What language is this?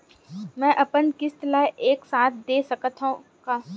Chhattisgarhi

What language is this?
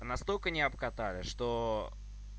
Russian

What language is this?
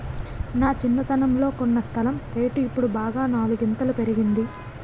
Telugu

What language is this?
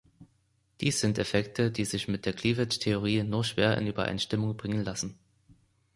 German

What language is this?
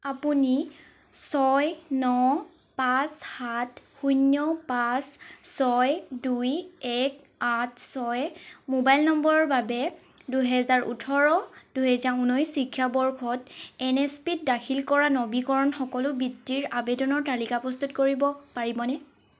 Assamese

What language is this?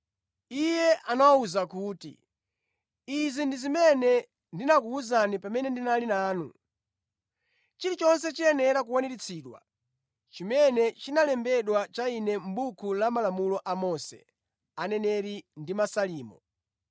Nyanja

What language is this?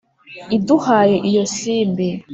Kinyarwanda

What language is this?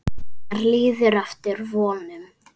Icelandic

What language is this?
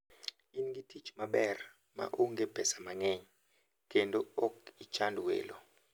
Luo (Kenya and Tanzania)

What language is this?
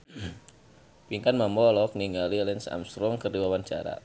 Sundanese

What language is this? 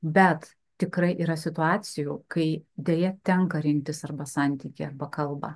Lithuanian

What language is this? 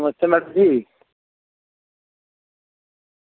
Dogri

